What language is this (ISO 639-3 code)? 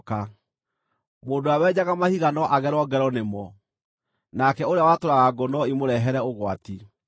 kik